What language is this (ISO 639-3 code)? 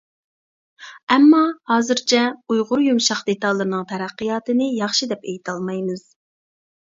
uig